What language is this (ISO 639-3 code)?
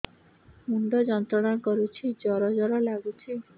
ori